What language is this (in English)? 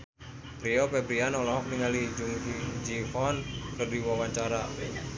Sundanese